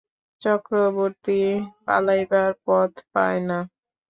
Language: Bangla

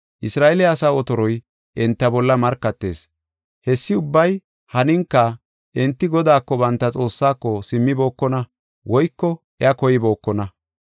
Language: Gofa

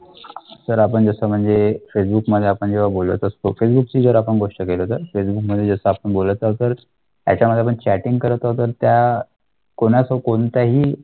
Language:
Marathi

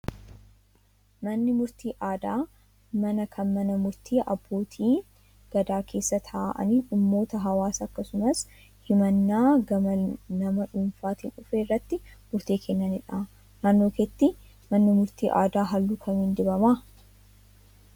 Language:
Oromo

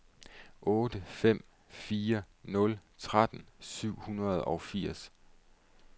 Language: Danish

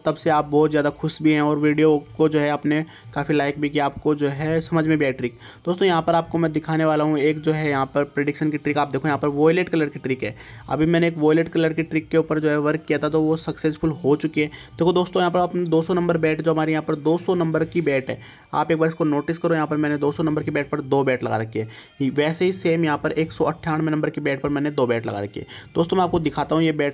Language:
Hindi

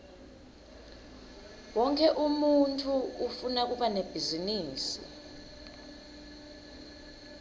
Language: Swati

